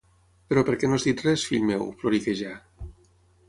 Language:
Catalan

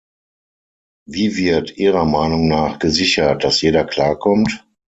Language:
German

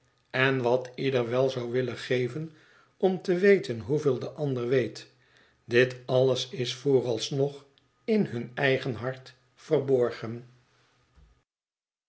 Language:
Dutch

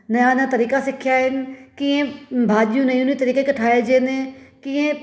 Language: Sindhi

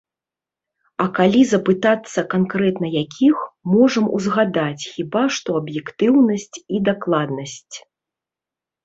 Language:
Belarusian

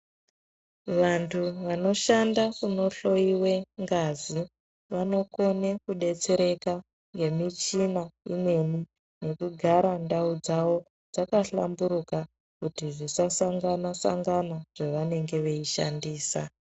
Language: Ndau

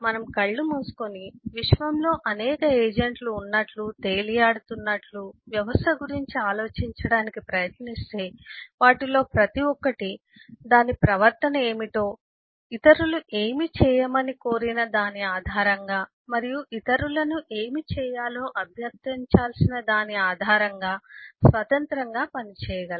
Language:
Telugu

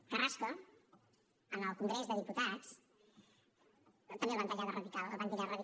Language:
Catalan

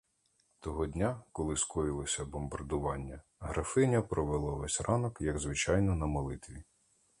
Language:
Ukrainian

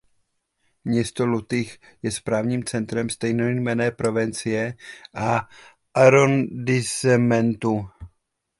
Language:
Czech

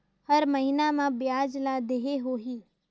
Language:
Chhattisgarhi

